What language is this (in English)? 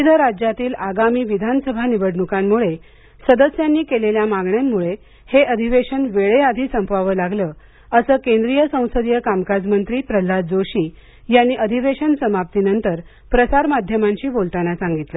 Marathi